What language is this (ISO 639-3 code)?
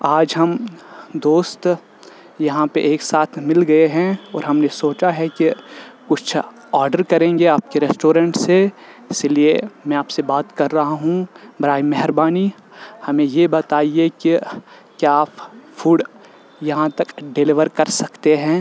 urd